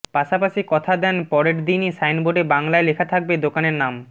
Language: Bangla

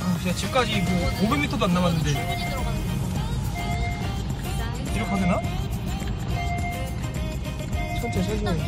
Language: Korean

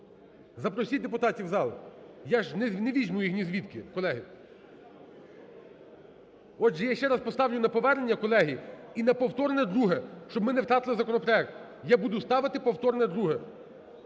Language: Ukrainian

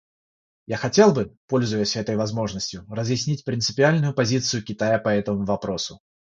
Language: Russian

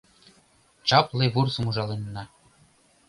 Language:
Mari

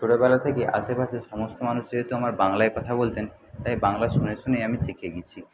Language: Bangla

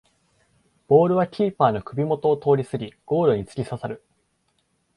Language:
Japanese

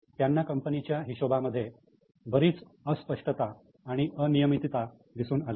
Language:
Marathi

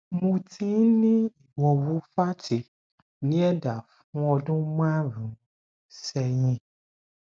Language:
Yoruba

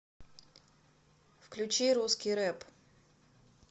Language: Russian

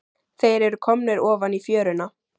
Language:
Icelandic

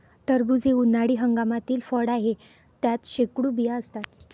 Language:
Marathi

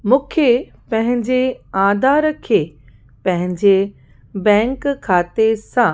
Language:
Sindhi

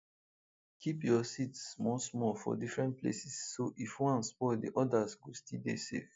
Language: Nigerian Pidgin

